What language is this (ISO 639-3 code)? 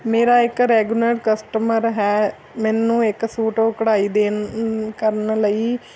pan